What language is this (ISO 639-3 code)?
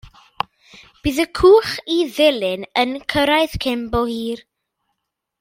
cym